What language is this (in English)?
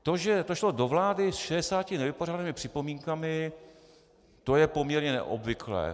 Czech